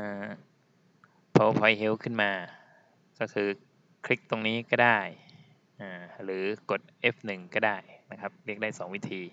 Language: Thai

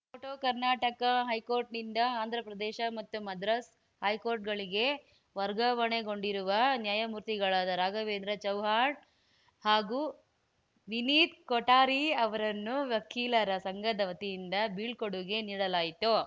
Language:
Kannada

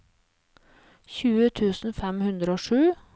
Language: Norwegian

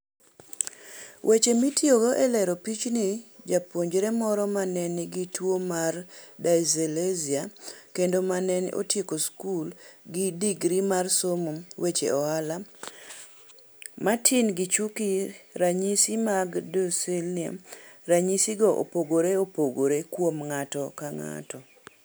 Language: Luo (Kenya and Tanzania)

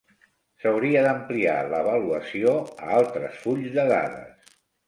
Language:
Catalan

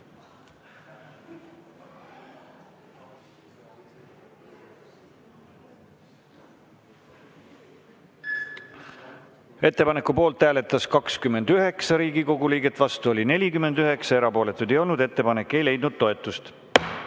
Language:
Estonian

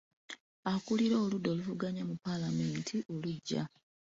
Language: Ganda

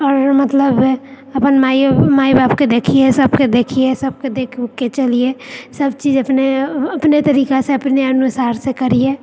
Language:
Maithili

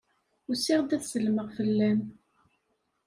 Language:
Kabyle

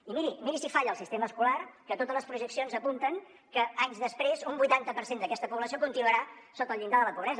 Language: Catalan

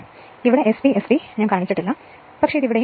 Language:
Malayalam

